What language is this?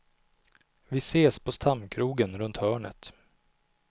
Swedish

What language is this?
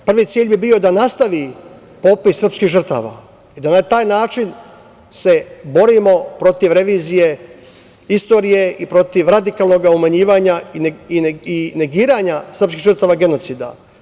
Serbian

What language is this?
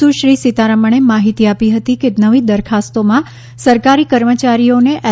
Gujarati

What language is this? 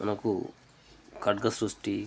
Telugu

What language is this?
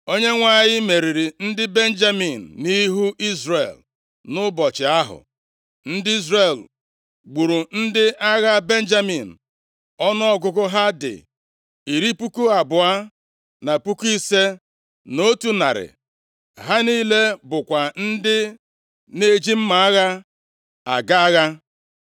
Igbo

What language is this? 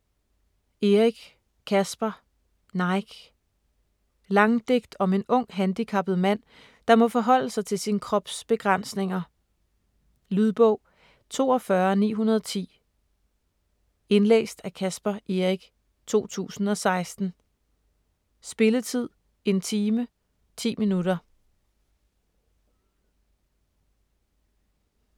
Danish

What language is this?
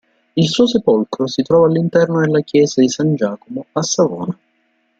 Italian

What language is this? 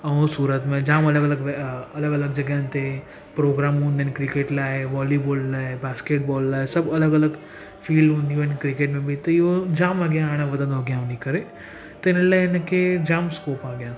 Sindhi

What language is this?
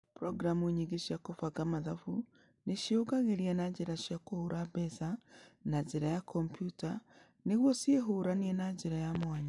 Kikuyu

